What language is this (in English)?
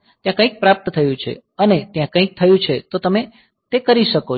Gujarati